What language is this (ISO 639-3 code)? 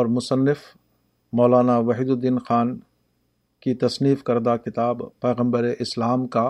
urd